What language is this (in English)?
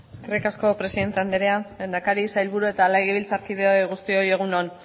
Basque